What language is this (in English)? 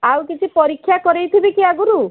Odia